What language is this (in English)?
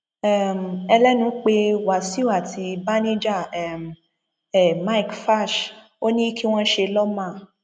Yoruba